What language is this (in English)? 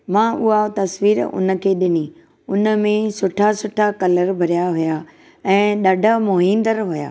Sindhi